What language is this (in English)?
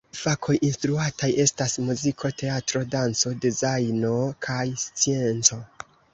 Esperanto